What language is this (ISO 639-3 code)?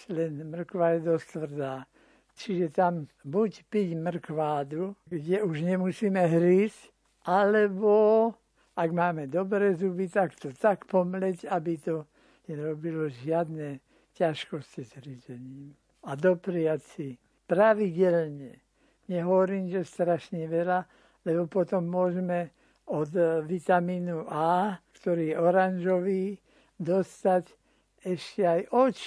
slk